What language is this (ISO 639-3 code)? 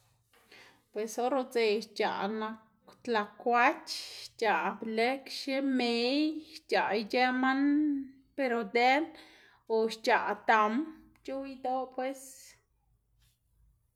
ztg